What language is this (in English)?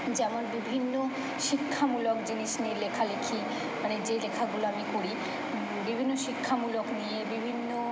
Bangla